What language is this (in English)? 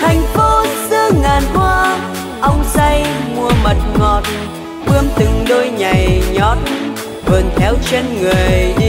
Vietnamese